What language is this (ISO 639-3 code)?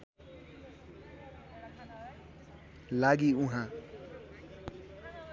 nep